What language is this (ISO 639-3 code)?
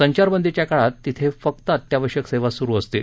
mar